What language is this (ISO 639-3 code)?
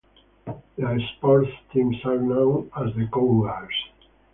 eng